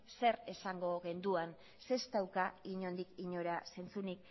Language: Basque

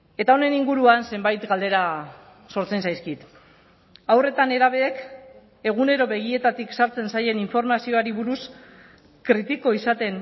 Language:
Basque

